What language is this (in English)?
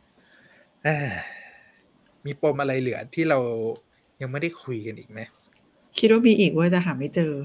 Thai